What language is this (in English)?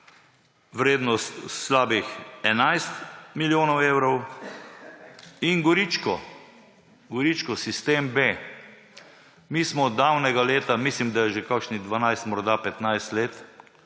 Slovenian